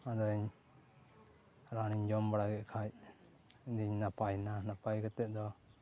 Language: Santali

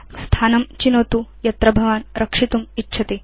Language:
Sanskrit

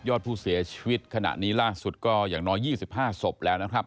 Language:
Thai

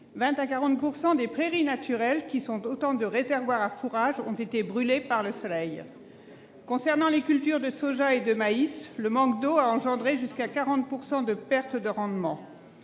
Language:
French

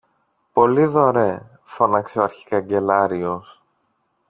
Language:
Greek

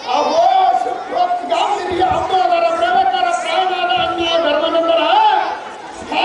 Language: Indonesian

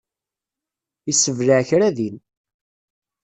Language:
Kabyle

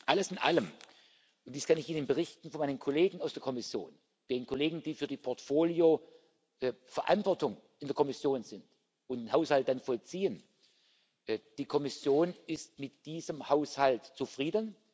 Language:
German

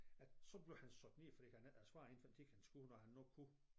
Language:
Danish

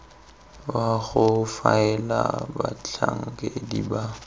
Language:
Tswana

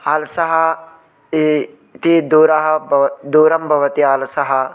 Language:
Sanskrit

